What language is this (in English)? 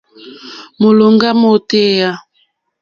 Mokpwe